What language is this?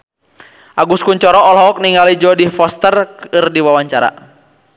Sundanese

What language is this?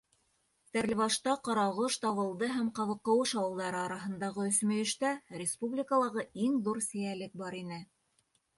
Bashkir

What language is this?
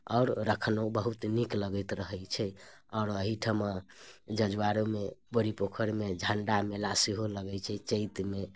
Maithili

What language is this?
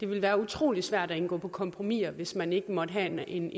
Danish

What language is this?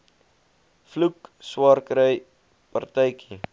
Afrikaans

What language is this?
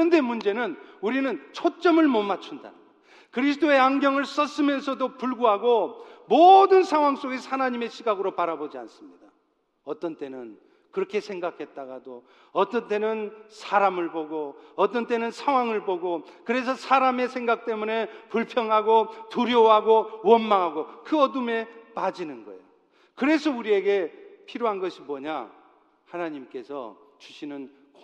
Korean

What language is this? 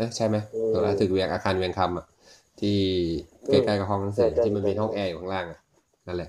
Thai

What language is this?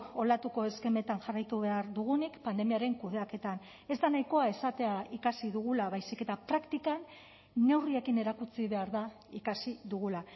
Basque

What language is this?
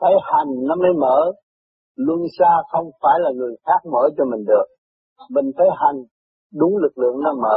Vietnamese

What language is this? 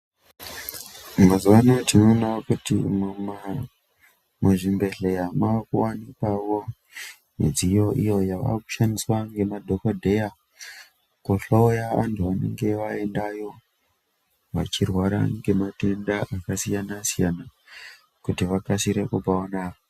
Ndau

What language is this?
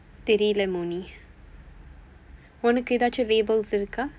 English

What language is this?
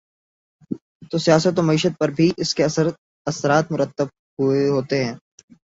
Urdu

